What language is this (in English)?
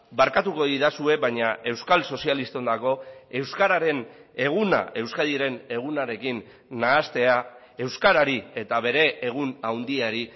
Basque